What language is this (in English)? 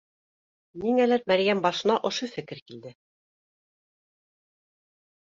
Bashkir